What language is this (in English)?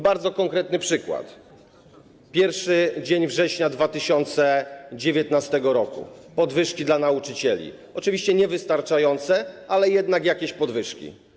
Polish